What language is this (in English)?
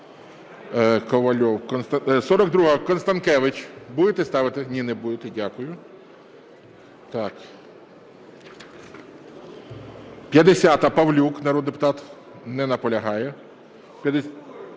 Ukrainian